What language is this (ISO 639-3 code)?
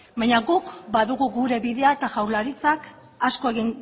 eus